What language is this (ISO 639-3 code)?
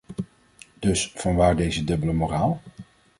nld